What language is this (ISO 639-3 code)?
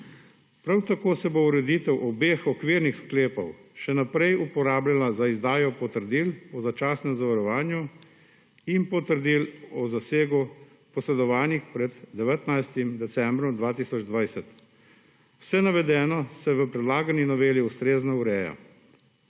slv